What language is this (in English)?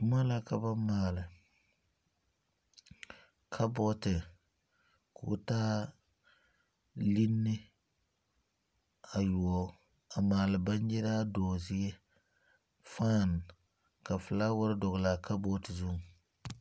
Southern Dagaare